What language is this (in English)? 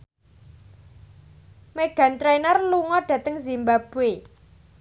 Javanese